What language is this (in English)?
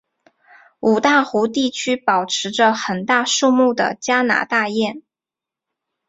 Chinese